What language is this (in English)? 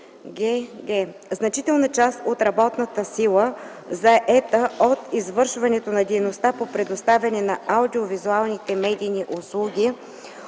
Bulgarian